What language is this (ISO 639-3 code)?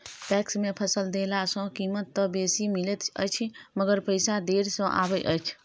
mai